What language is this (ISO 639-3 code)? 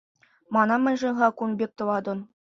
chv